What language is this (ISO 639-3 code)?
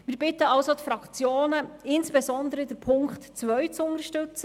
gsw